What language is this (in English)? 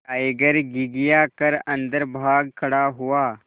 Hindi